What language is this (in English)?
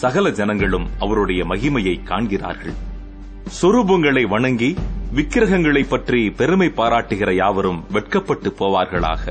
Tamil